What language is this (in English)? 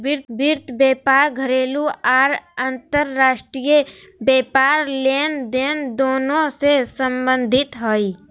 Magahi